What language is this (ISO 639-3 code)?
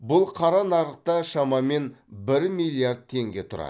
kaz